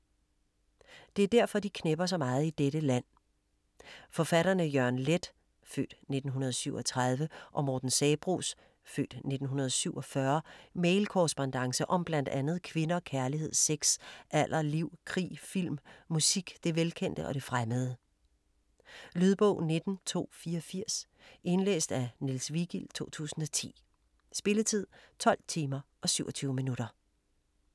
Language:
Danish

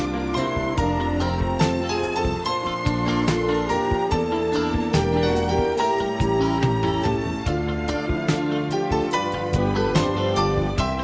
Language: Vietnamese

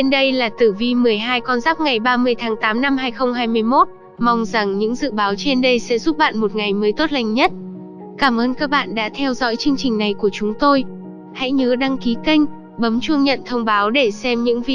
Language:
Vietnamese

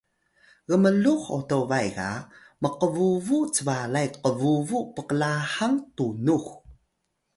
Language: Atayal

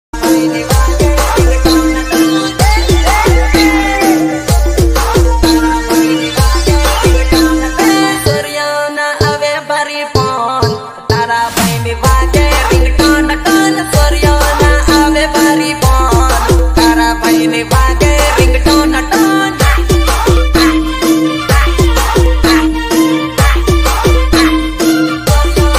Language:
Gujarati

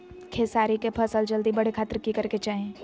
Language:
Magahi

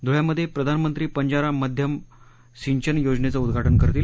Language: Marathi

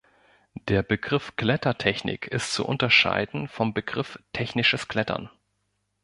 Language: German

